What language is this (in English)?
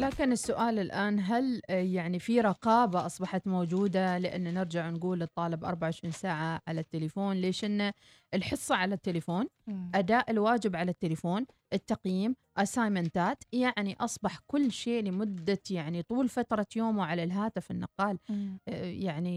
Arabic